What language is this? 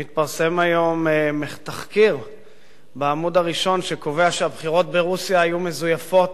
Hebrew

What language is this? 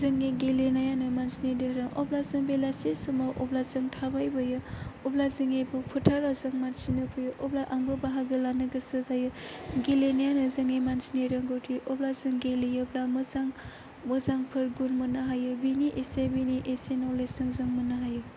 Bodo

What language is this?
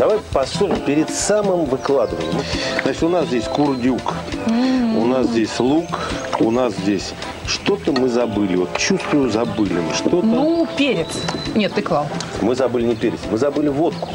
Russian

